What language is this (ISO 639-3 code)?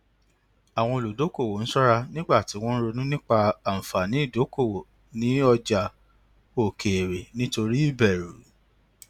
yor